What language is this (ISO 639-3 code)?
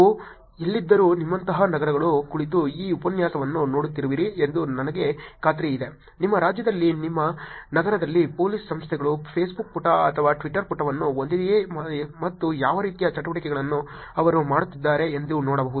kan